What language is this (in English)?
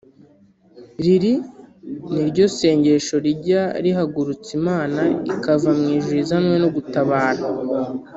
Kinyarwanda